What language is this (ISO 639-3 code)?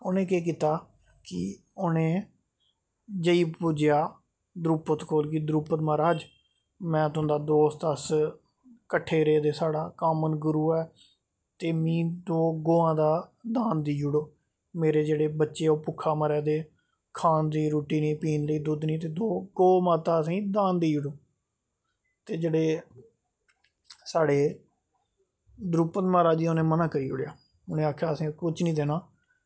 doi